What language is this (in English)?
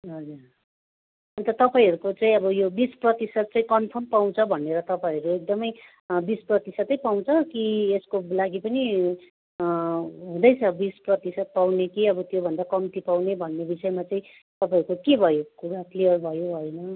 Nepali